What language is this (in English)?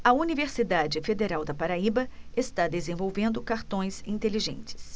Portuguese